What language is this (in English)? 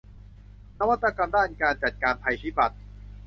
Thai